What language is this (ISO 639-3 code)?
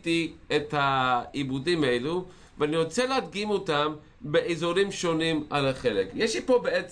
heb